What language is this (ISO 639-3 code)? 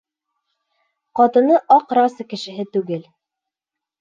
bak